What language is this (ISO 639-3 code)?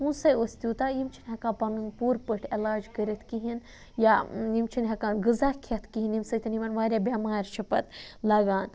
kas